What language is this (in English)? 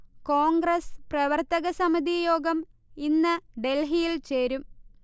Malayalam